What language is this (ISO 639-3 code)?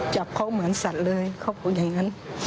tha